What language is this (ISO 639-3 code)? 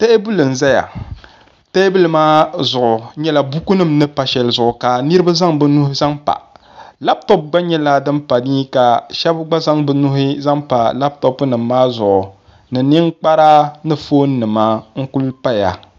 dag